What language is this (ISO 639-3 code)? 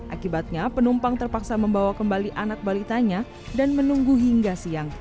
ind